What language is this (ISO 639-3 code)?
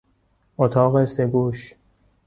fas